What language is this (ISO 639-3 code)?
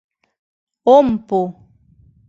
chm